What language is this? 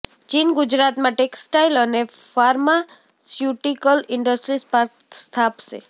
Gujarati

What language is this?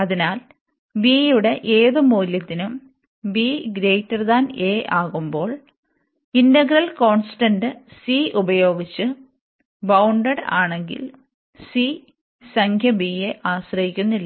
Malayalam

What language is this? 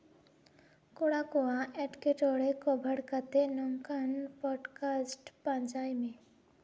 Santali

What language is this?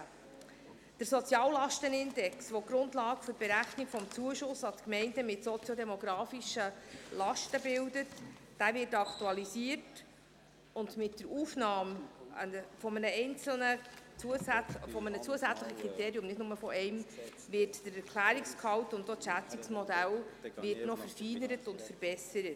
Swiss German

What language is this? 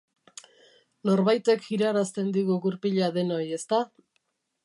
Basque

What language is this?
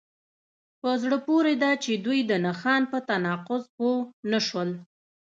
Pashto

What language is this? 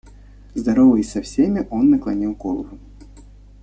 Russian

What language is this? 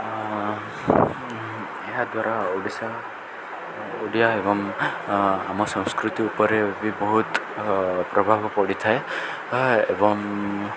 Odia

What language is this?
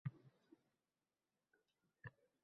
Uzbek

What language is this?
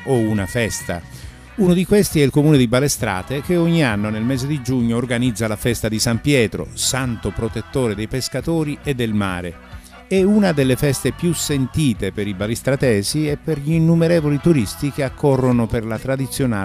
Italian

